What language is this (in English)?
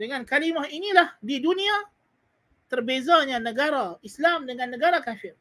Malay